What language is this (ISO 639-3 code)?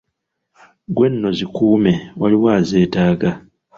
lug